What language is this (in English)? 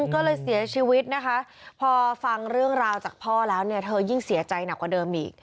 Thai